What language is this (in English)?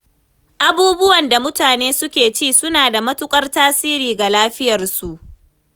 Hausa